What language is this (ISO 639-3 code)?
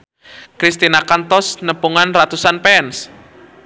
sun